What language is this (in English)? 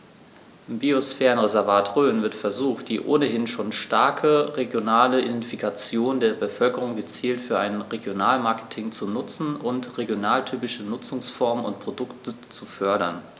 German